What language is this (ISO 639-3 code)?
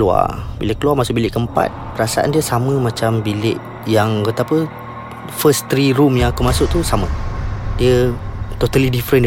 msa